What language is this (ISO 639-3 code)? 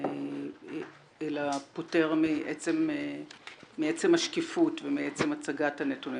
heb